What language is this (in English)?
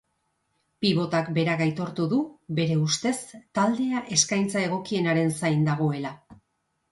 Basque